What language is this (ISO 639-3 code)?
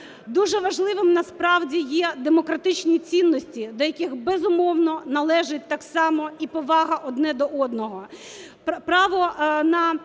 ukr